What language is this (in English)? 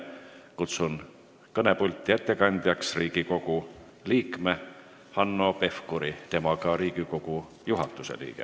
Estonian